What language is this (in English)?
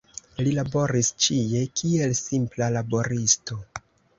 Esperanto